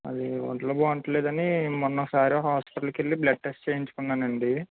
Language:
Telugu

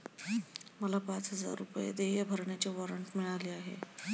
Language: Marathi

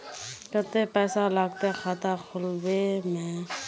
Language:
Magahi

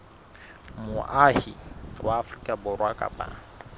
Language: Southern Sotho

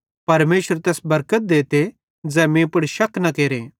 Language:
Bhadrawahi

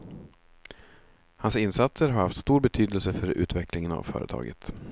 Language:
Swedish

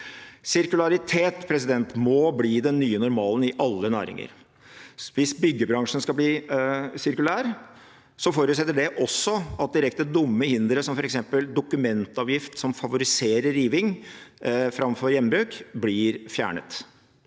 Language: Norwegian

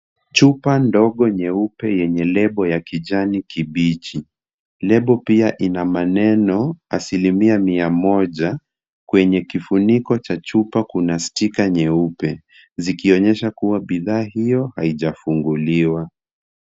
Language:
Swahili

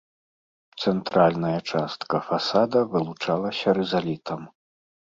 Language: Belarusian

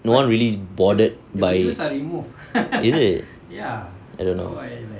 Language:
English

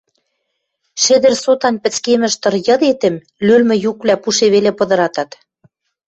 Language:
Western Mari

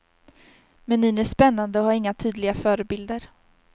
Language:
Swedish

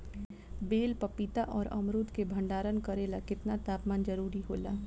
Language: Bhojpuri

